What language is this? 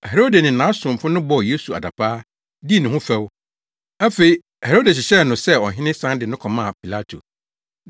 Akan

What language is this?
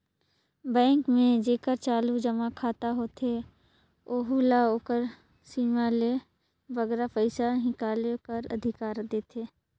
Chhattisgarhi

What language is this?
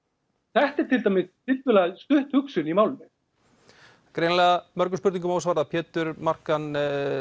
Icelandic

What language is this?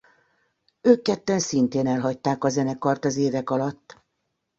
Hungarian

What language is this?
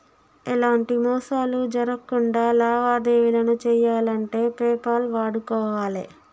Telugu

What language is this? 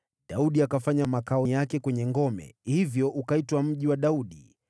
Swahili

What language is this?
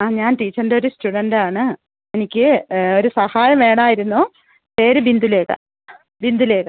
Malayalam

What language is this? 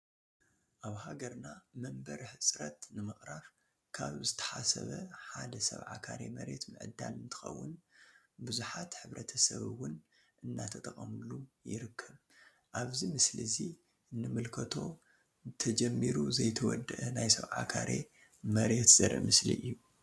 Tigrinya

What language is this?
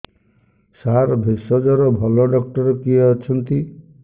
Odia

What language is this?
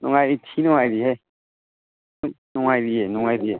Manipuri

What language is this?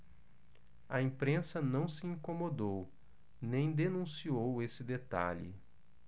Portuguese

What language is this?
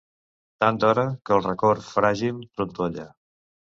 Catalan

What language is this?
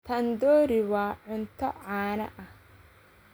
Somali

